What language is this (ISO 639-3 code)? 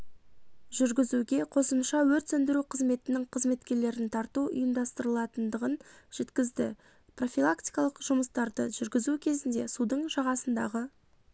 kaz